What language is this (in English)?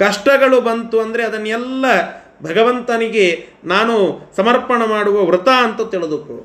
Kannada